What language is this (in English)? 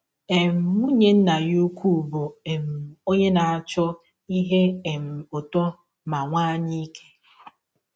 Igbo